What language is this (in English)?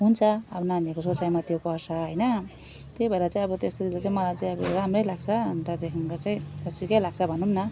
Nepali